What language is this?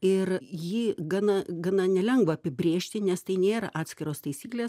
Lithuanian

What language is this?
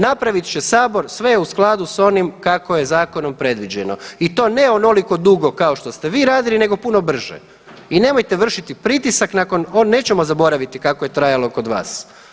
Croatian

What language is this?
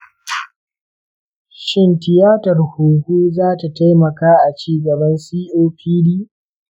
Hausa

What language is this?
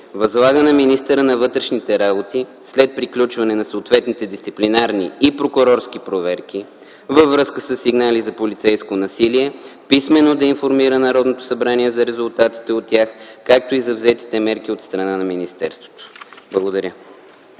Bulgarian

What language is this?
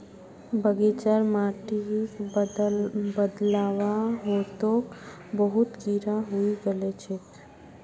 Magahi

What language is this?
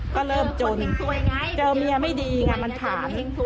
Thai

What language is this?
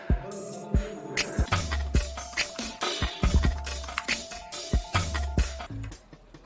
Korean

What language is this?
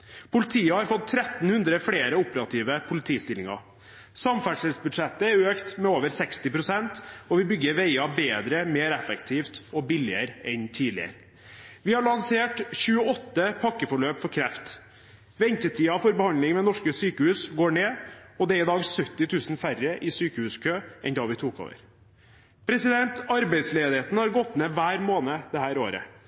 Norwegian Bokmål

